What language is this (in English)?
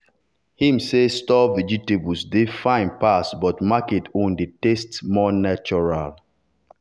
Nigerian Pidgin